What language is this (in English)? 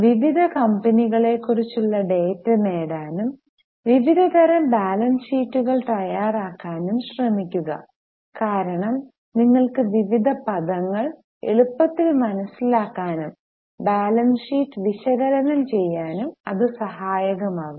Malayalam